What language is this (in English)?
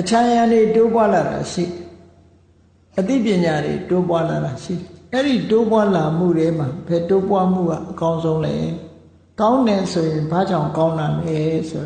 Burmese